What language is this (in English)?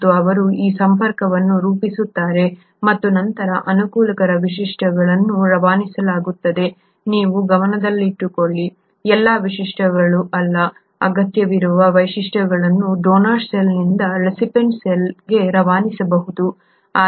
Kannada